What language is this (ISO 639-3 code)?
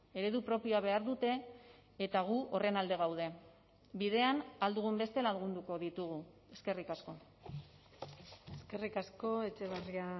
eus